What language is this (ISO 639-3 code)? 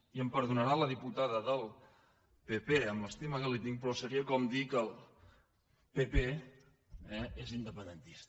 cat